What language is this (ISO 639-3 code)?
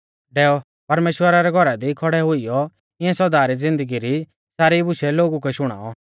bfz